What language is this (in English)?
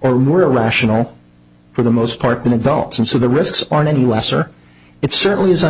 English